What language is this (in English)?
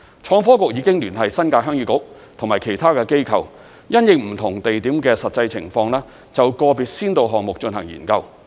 Cantonese